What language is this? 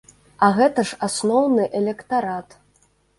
Belarusian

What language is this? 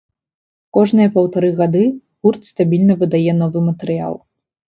Belarusian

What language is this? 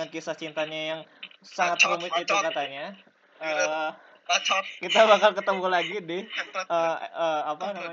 Indonesian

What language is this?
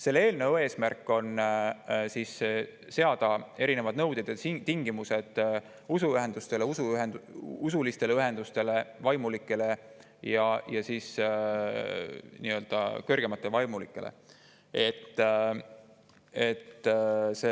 Estonian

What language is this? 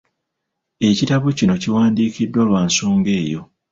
Ganda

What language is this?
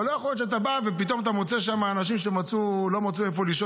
Hebrew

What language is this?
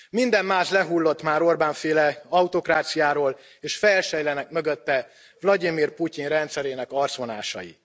Hungarian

